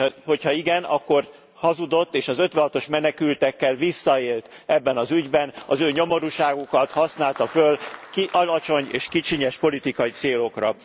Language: Hungarian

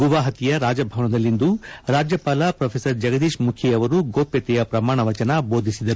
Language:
Kannada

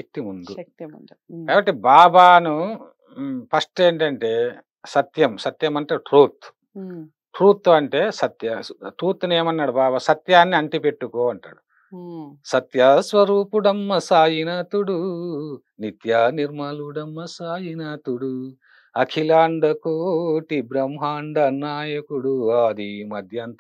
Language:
Telugu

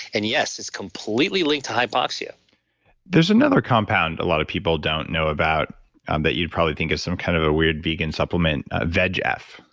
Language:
English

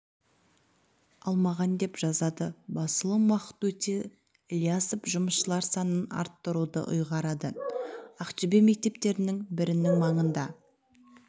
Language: Kazakh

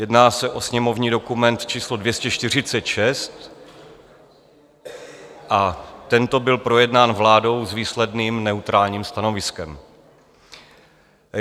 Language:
Czech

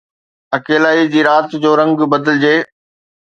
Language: Sindhi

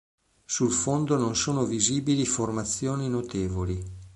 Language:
Italian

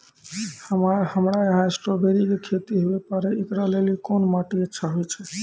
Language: Maithili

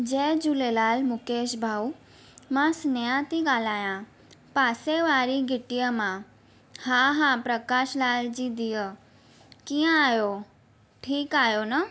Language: Sindhi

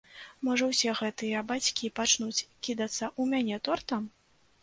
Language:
Belarusian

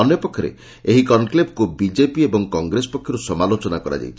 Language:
Odia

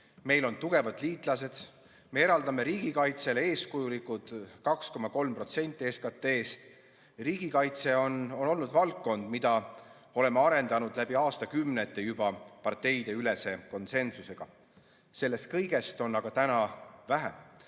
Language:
Estonian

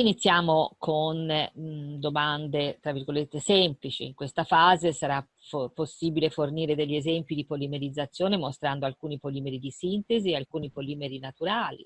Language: Italian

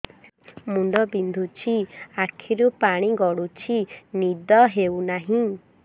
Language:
Odia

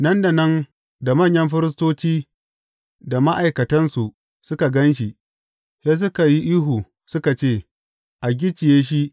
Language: Hausa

